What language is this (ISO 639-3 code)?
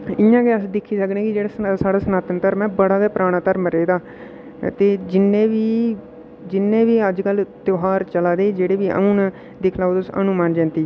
doi